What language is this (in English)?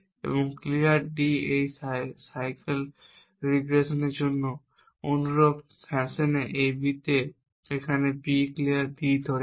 Bangla